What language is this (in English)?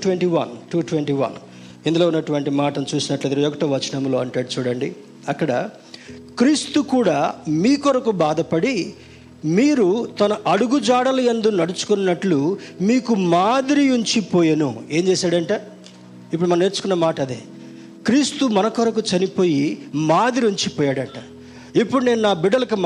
Telugu